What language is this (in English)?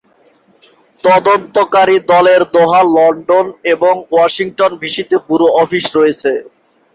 Bangla